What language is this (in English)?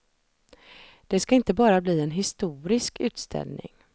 Swedish